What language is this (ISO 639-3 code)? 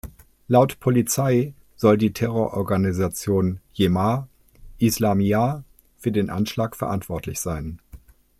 deu